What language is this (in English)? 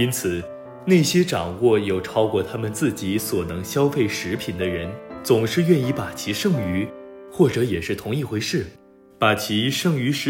Chinese